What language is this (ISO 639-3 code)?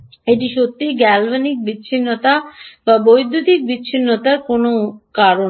ben